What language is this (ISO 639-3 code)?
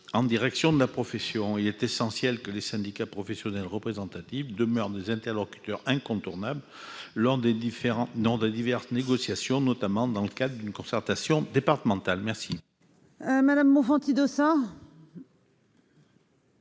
fra